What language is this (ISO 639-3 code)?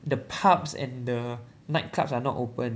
eng